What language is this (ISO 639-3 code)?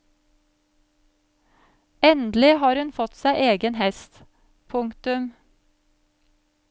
nor